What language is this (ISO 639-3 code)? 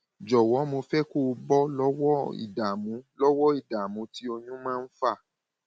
yor